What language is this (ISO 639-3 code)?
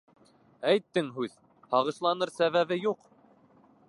bak